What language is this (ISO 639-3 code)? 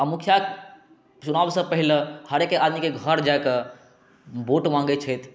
mai